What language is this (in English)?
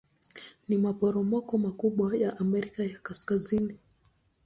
Swahili